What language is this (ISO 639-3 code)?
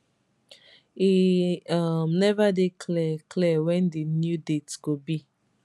pcm